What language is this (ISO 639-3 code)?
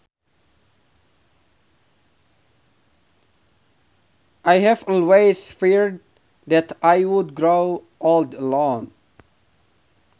sun